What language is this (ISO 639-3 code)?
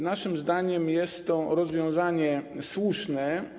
pol